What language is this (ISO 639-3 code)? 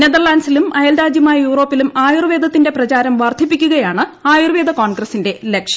mal